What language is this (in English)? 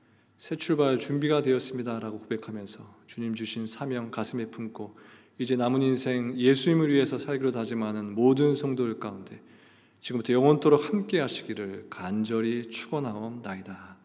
Korean